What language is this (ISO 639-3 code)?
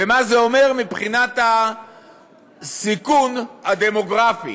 heb